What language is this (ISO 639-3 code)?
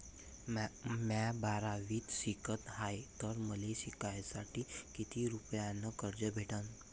mar